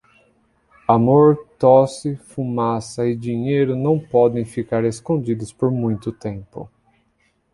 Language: Portuguese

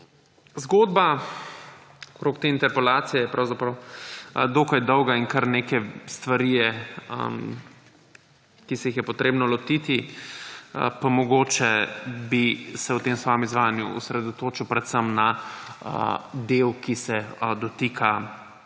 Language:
Slovenian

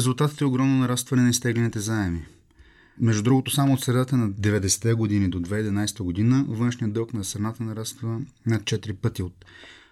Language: Bulgarian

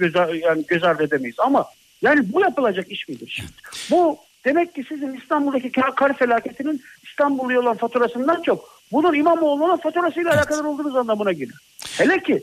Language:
Turkish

